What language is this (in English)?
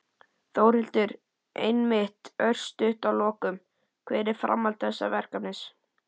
Icelandic